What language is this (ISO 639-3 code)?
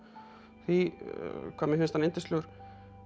isl